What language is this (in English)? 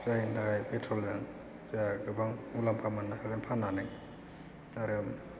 Bodo